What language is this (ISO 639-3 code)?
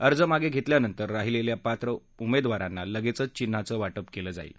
mar